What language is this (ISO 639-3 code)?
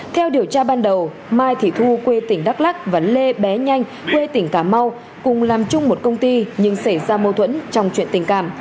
vie